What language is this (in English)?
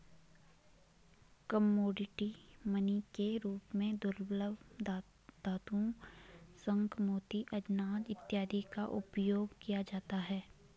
Hindi